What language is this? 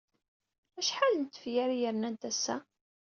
Kabyle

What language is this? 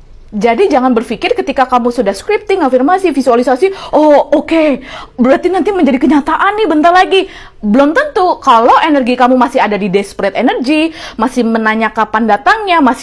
Indonesian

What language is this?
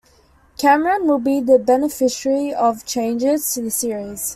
English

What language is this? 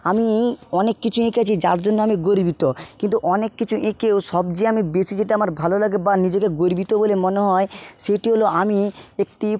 Bangla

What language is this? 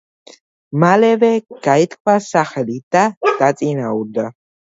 Georgian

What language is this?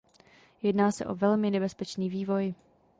Czech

